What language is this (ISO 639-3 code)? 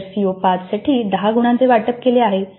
mar